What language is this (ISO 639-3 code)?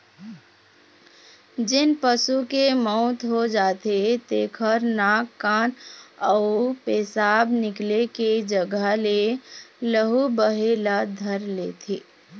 hne